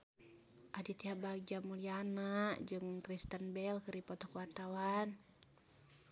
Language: Sundanese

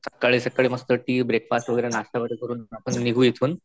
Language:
Marathi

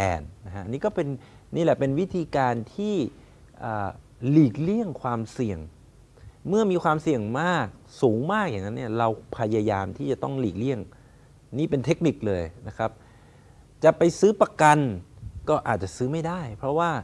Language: Thai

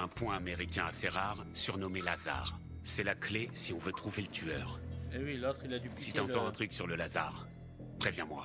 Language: French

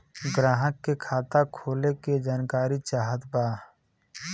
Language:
Bhojpuri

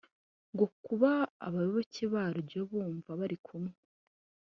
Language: Kinyarwanda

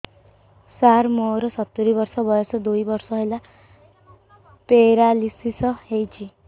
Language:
Odia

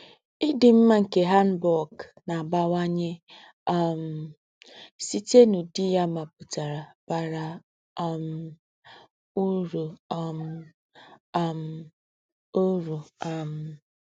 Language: Igbo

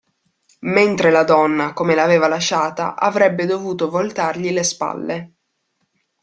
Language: Italian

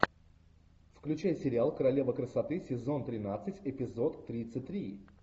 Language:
Russian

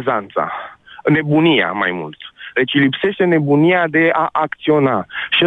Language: Romanian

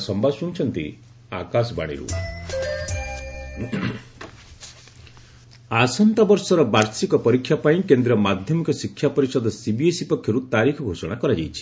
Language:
Odia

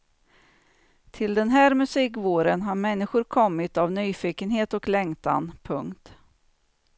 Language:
Swedish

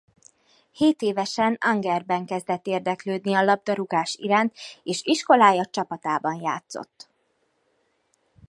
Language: Hungarian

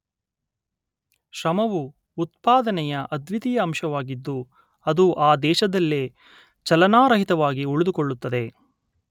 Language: Kannada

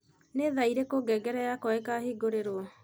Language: Kikuyu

